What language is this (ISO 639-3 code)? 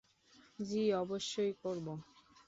ben